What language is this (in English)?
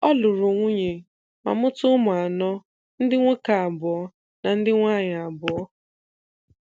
Igbo